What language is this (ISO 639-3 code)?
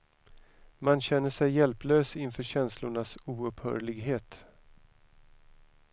swe